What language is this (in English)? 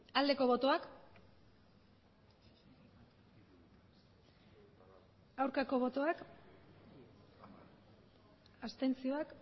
Basque